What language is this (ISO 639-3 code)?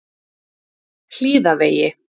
isl